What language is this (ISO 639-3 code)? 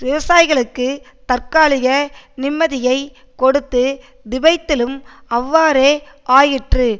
tam